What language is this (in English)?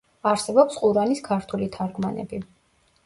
Georgian